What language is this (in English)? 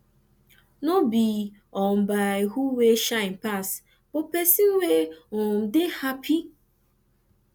Nigerian Pidgin